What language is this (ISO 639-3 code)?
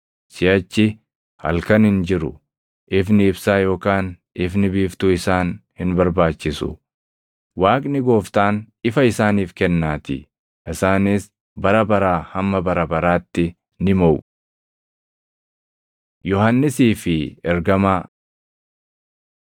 orm